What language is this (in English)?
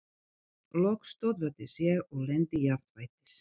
Icelandic